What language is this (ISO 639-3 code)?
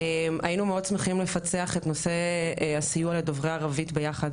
heb